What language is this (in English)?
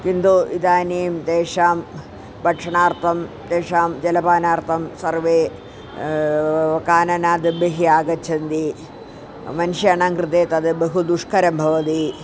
Sanskrit